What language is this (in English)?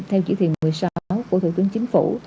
Vietnamese